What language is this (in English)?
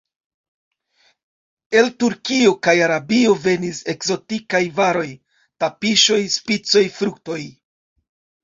Esperanto